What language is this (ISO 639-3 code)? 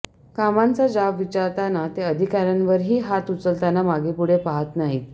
mar